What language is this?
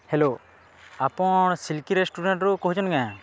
Odia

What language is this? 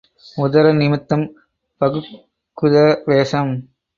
Tamil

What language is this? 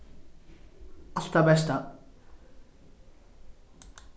Faroese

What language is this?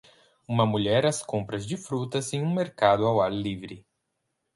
Portuguese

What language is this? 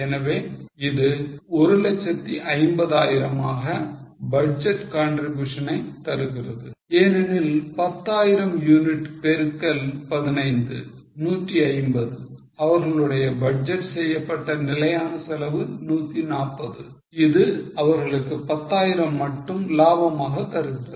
Tamil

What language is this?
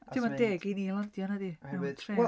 Welsh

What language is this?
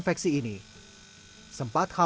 Indonesian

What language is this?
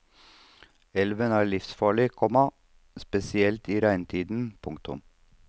Norwegian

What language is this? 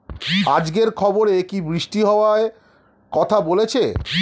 Bangla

